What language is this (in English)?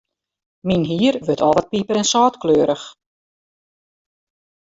Western Frisian